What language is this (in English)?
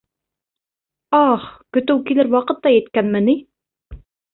Bashkir